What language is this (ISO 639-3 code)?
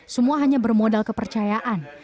ind